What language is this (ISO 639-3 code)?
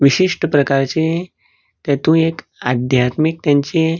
kok